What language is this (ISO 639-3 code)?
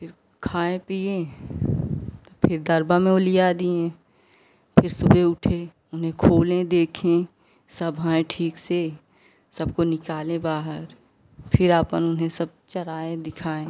hin